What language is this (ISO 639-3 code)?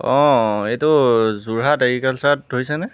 asm